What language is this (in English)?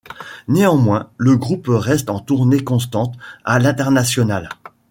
French